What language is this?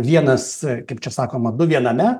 Lithuanian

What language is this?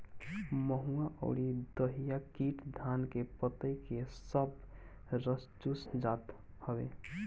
Bhojpuri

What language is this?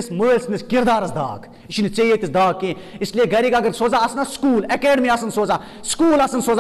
Turkish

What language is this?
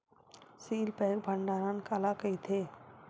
Chhattisgarhi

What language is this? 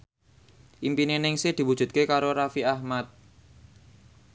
Javanese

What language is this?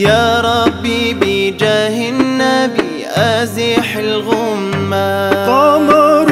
Arabic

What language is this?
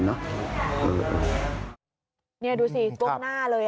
Thai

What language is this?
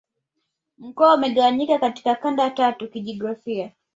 Swahili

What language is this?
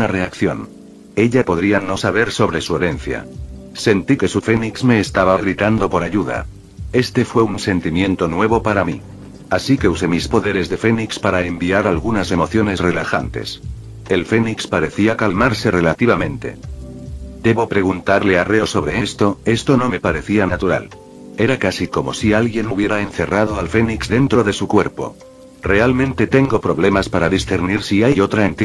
Spanish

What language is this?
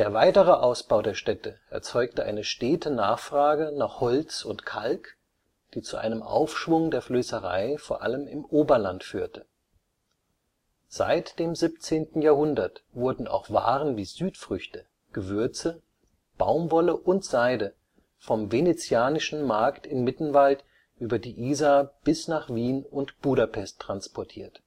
German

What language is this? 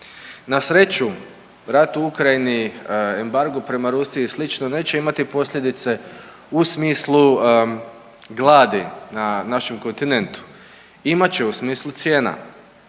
Croatian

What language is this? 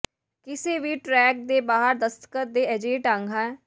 Punjabi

